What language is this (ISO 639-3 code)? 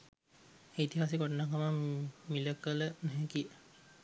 sin